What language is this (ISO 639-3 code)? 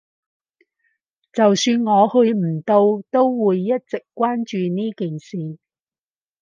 yue